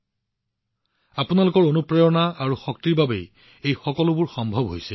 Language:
Assamese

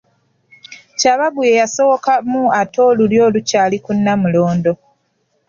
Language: Ganda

